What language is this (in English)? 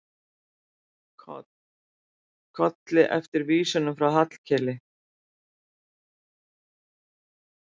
Icelandic